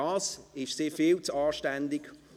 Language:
Swiss German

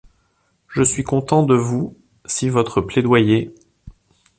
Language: French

